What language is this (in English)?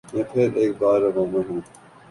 Urdu